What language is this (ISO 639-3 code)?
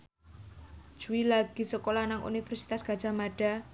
jav